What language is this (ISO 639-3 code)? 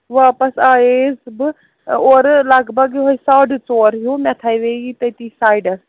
kas